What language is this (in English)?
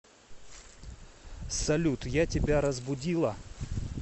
Russian